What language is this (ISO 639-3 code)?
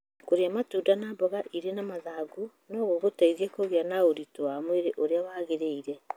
kik